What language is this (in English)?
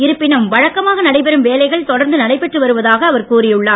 Tamil